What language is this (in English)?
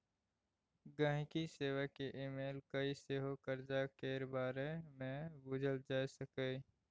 Maithili